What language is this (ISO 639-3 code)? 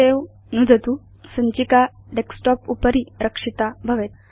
san